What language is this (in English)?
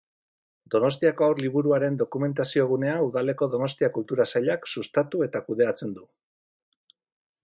Basque